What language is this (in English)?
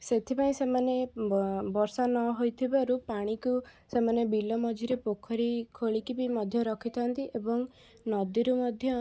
Odia